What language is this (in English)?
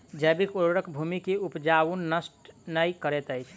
Maithili